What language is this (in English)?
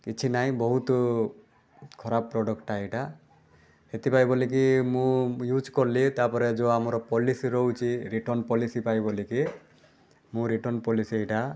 Odia